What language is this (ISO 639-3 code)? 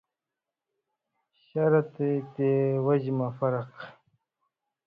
mvy